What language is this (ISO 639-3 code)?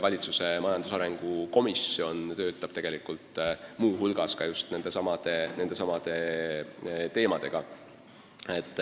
est